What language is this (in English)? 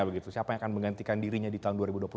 Indonesian